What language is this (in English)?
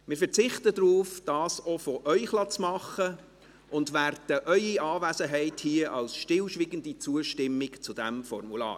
Swiss German